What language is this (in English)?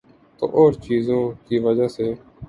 Urdu